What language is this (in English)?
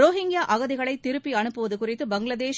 Tamil